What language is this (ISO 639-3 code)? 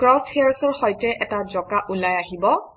asm